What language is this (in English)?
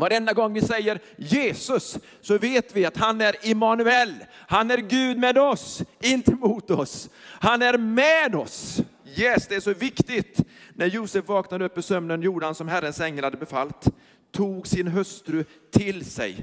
Swedish